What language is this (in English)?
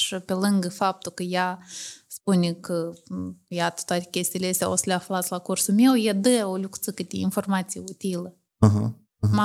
Romanian